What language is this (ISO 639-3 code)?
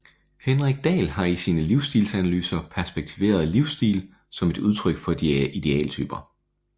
dan